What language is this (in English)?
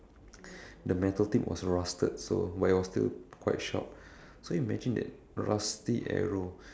English